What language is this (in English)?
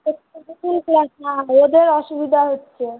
Bangla